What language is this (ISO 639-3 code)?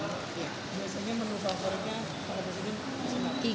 ind